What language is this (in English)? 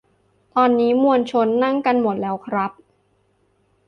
Thai